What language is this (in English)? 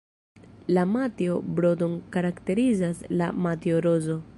Esperanto